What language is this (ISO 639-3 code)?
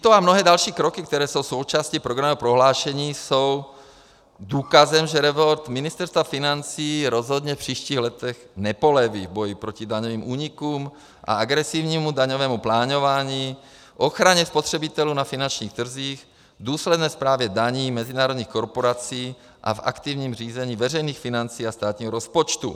ces